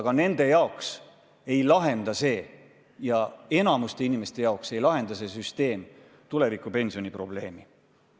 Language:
Estonian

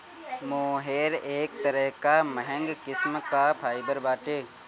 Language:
Bhojpuri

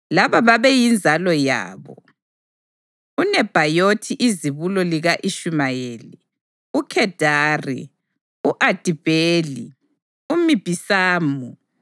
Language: North Ndebele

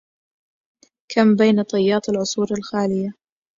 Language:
Arabic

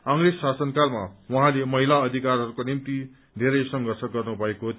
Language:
Nepali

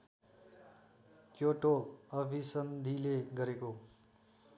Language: Nepali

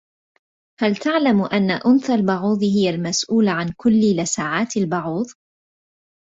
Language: Arabic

